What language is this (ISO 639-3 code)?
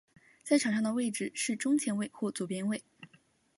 zho